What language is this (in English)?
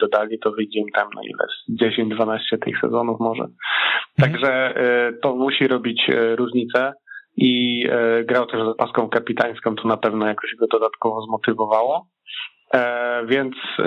Polish